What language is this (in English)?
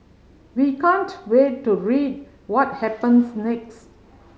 English